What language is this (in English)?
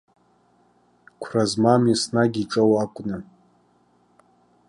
Abkhazian